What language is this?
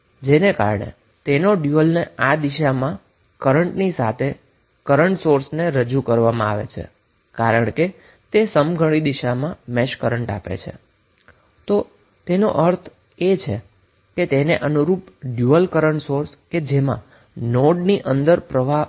Gujarati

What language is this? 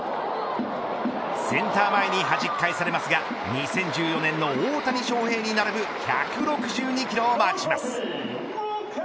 Japanese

